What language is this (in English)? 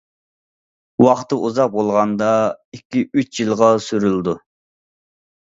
Uyghur